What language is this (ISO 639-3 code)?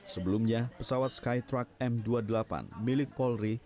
ind